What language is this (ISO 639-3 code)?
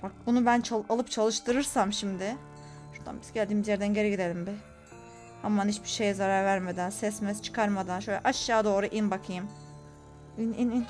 tur